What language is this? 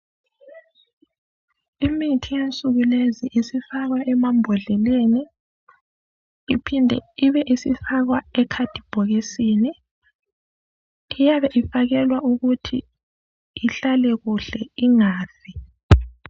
North Ndebele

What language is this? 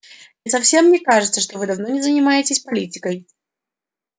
Russian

